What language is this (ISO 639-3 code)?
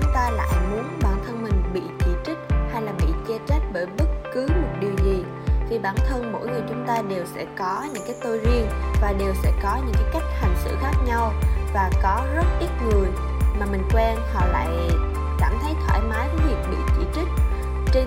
vie